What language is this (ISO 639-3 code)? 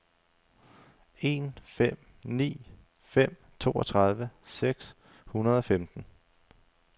dan